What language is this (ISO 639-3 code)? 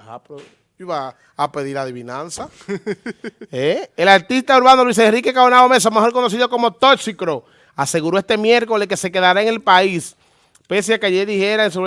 spa